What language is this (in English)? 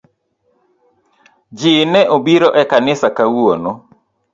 Luo (Kenya and Tanzania)